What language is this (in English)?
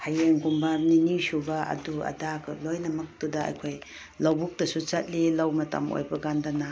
Manipuri